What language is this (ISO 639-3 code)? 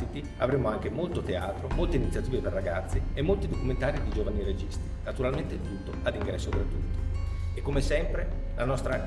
ita